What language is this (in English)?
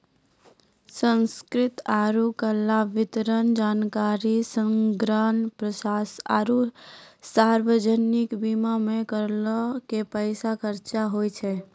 Maithili